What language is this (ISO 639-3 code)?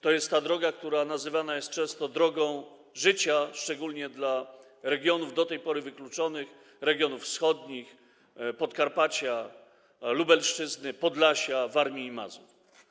pol